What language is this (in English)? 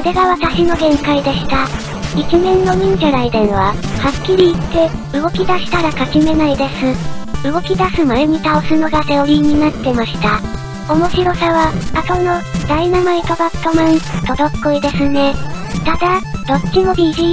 Japanese